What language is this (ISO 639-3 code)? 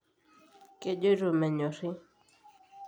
mas